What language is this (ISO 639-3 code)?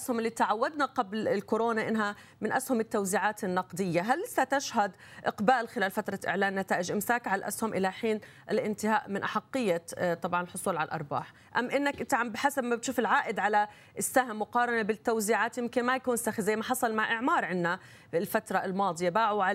ara